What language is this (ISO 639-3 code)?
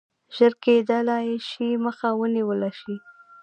pus